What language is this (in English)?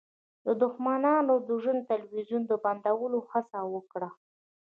Pashto